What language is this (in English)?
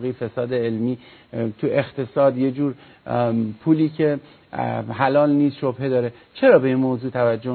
Persian